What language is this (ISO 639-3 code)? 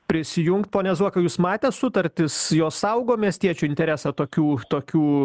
lit